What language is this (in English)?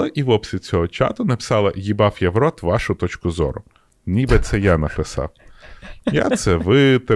Ukrainian